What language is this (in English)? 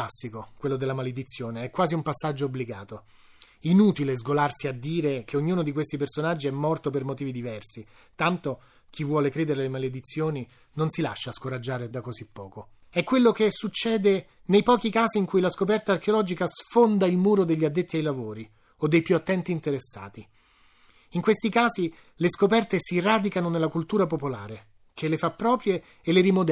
Italian